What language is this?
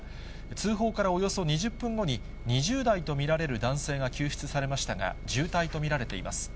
Japanese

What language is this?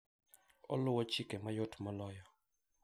Luo (Kenya and Tanzania)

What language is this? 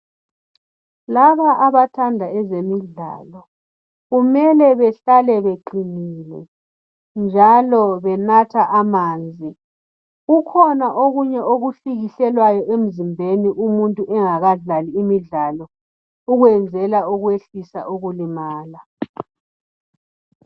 North Ndebele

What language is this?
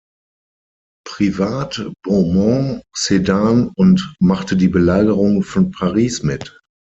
German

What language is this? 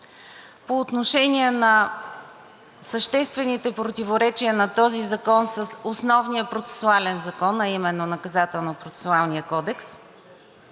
Bulgarian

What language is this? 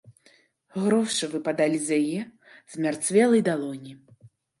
Belarusian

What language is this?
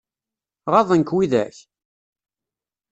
Kabyle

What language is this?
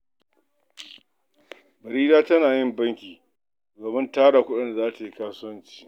Hausa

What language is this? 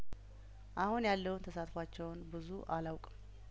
Amharic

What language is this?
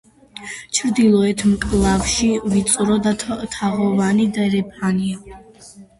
Georgian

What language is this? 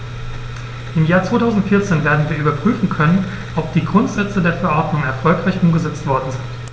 German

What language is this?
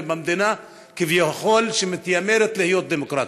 Hebrew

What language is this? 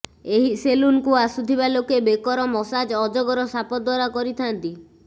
Odia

